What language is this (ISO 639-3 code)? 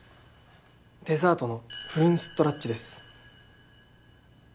jpn